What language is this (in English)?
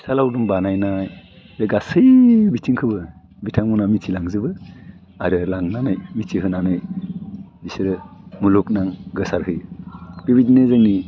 Bodo